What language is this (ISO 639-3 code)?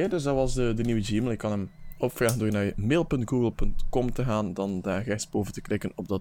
nld